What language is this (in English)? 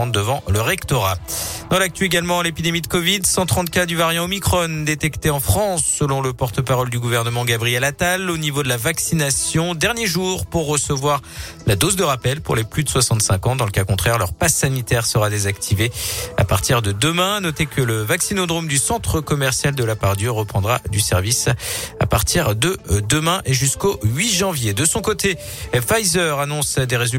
French